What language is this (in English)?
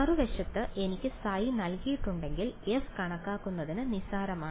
Malayalam